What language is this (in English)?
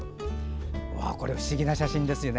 Japanese